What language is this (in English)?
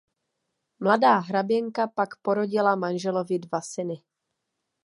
Czech